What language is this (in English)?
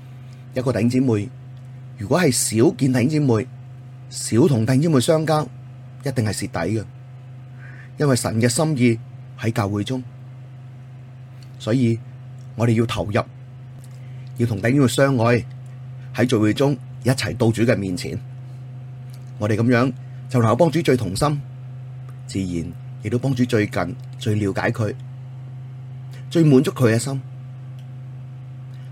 Chinese